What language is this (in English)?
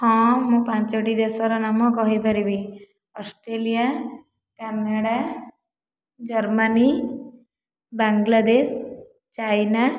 Odia